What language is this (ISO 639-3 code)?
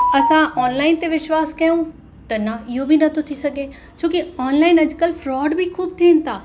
snd